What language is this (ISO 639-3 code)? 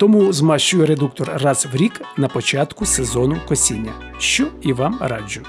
ukr